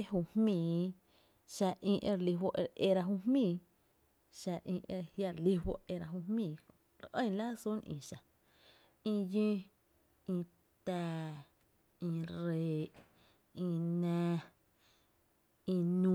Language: Tepinapa Chinantec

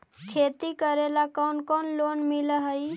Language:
Magahi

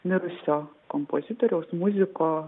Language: Lithuanian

